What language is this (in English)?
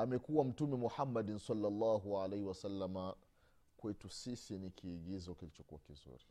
Swahili